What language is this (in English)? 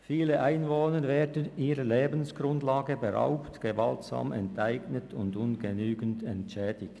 Swiss German